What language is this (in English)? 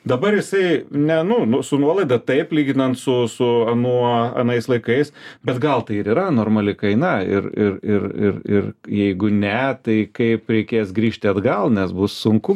Lithuanian